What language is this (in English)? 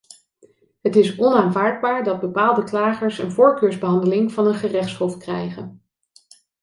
Dutch